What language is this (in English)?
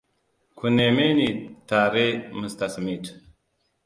Hausa